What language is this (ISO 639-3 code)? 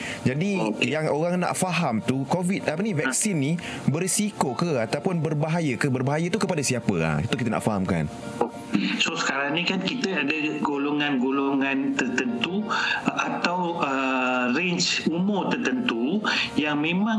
msa